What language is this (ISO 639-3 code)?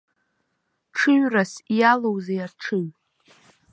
abk